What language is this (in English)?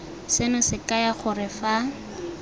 Tswana